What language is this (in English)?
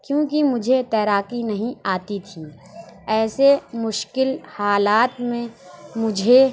Urdu